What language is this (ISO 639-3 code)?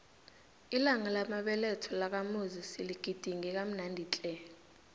nbl